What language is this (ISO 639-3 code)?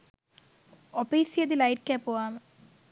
sin